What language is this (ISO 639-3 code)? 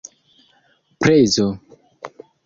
epo